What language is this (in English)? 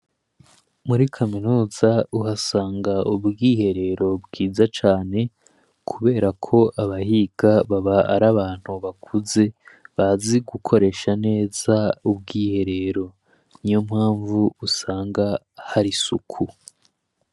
Rundi